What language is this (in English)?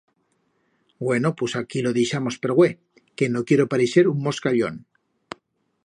Aragonese